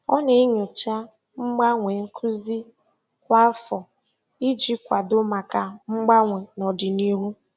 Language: Igbo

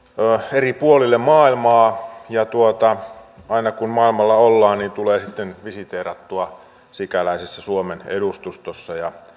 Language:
Finnish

